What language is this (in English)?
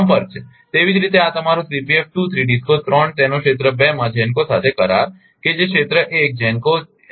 Gujarati